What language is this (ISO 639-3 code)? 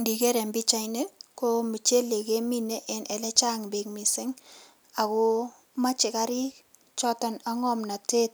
kln